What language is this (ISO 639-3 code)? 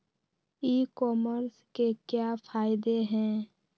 mag